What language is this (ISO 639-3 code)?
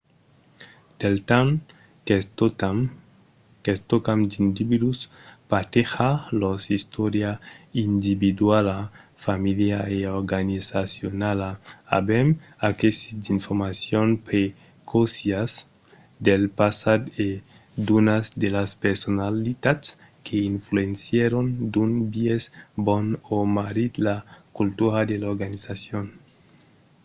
oci